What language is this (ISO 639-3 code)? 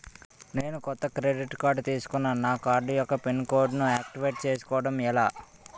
tel